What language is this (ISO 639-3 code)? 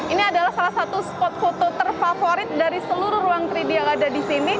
ind